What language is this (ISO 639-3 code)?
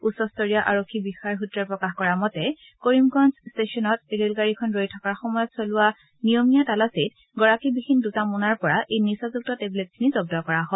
asm